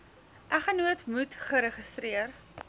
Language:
Afrikaans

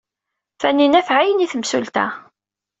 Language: Kabyle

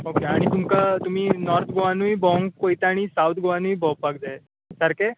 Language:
Konkani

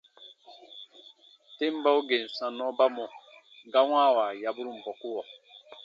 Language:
Baatonum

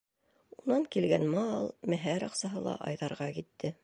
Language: Bashkir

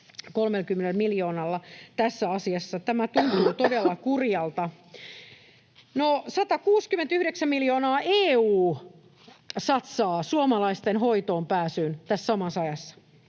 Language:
Finnish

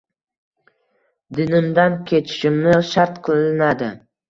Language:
Uzbek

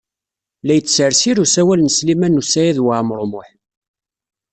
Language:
Kabyle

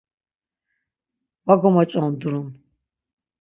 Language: Laz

